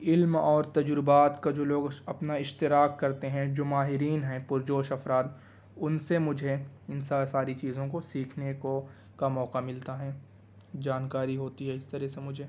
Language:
Urdu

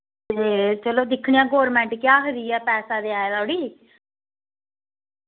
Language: Dogri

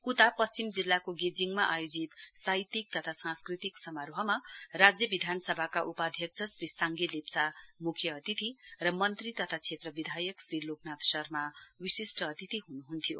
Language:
Nepali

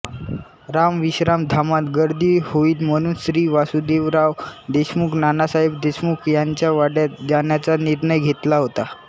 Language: Marathi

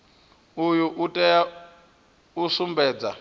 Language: Venda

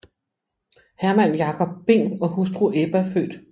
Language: Danish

